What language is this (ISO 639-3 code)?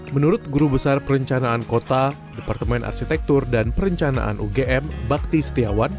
ind